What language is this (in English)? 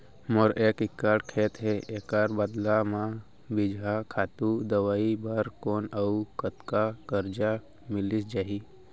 Chhattisgarhi